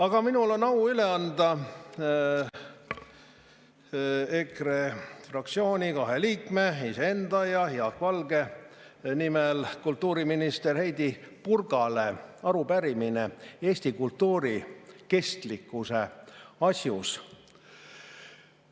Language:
Estonian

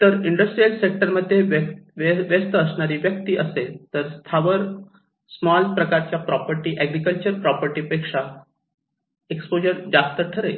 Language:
Marathi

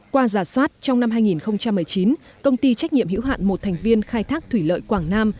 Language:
Vietnamese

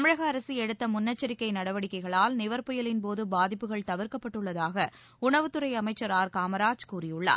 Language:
Tamil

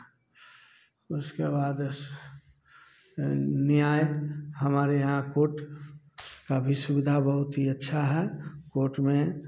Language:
Hindi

